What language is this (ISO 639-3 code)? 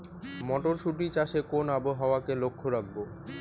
ben